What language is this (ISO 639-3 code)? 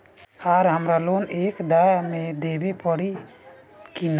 bho